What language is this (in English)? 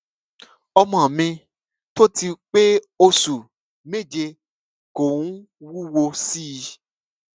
Yoruba